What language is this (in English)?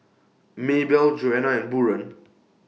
English